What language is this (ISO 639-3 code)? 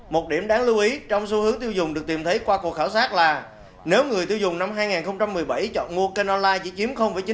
vie